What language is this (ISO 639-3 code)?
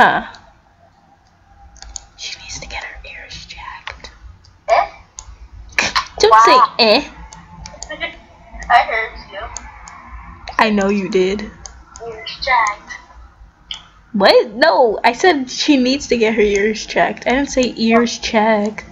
eng